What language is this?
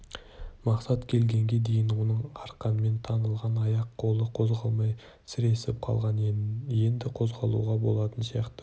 Kazakh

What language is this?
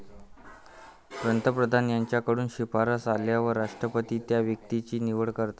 Marathi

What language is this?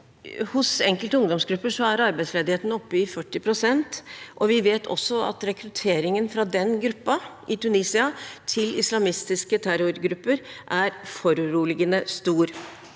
Norwegian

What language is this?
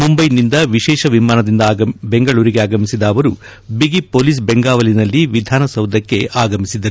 Kannada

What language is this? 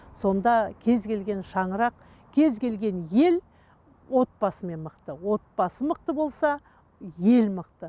Kazakh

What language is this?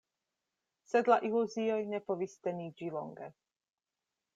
Esperanto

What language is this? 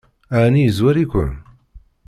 Kabyle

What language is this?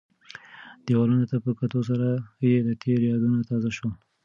Pashto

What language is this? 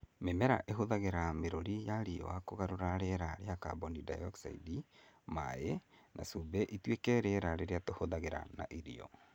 Kikuyu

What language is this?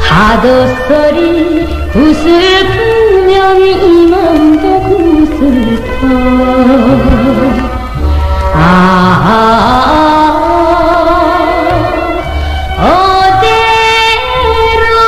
Korean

